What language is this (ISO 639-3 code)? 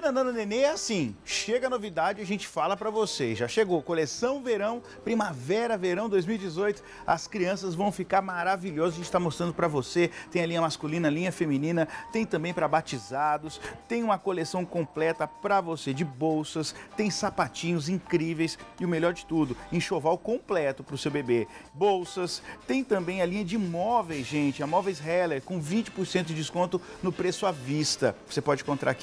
por